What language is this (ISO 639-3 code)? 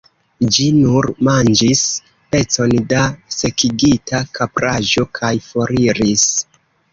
epo